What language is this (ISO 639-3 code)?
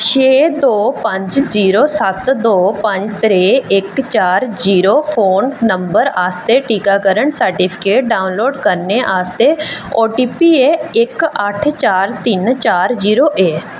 doi